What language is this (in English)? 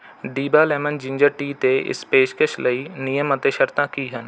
Punjabi